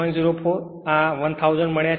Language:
Gujarati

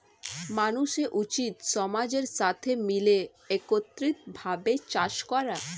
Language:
Bangla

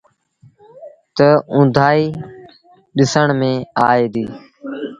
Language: Sindhi Bhil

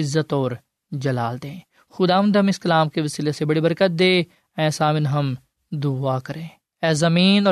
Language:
Urdu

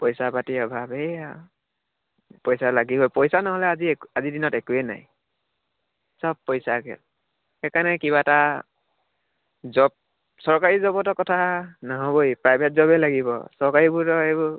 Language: Assamese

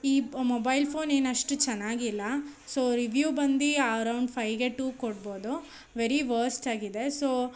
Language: Kannada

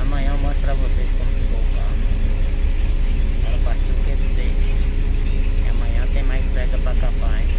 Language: Portuguese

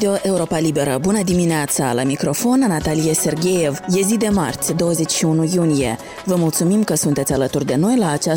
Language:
Romanian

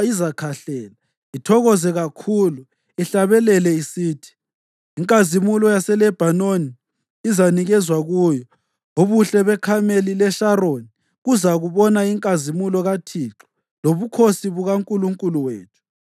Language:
North Ndebele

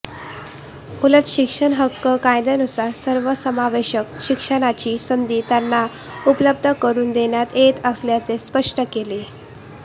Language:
Marathi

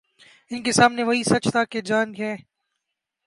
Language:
Urdu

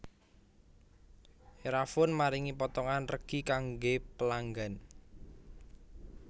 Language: Javanese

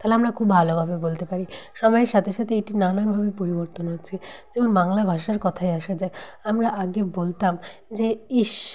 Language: Bangla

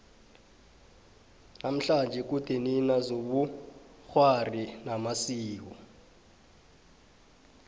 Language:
South Ndebele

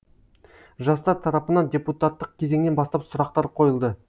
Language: Kazakh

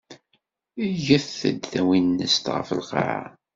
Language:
Kabyle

